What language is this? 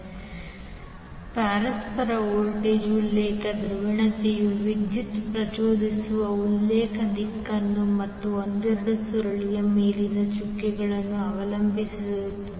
Kannada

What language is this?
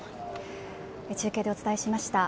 Japanese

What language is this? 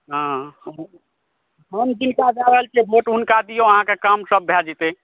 Maithili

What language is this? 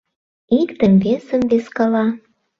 Mari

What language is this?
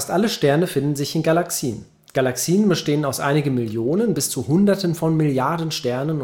German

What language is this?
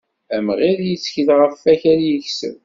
Kabyle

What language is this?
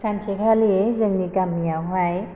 Bodo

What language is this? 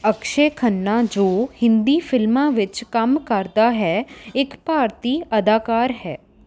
Punjabi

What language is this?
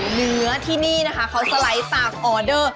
Thai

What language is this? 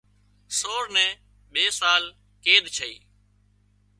Wadiyara Koli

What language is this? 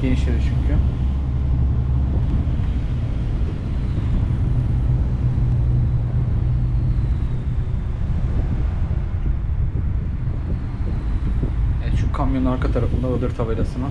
Turkish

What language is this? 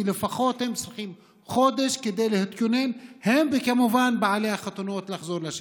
Hebrew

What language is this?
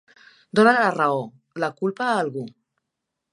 Catalan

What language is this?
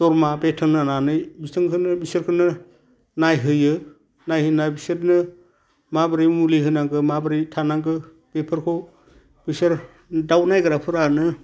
Bodo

